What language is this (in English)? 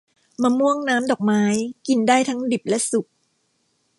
Thai